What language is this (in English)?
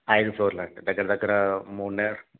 Telugu